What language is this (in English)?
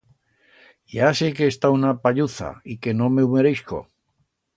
Aragonese